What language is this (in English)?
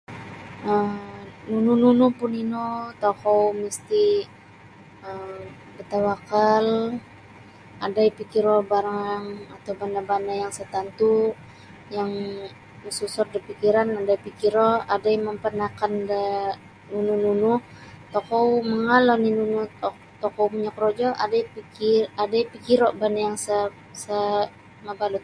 Sabah Bisaya